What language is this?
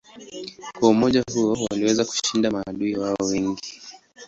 Swahili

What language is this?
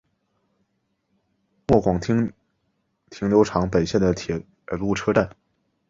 Chinese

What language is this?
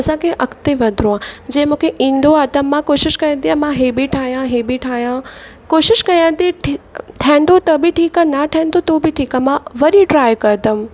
Sindhi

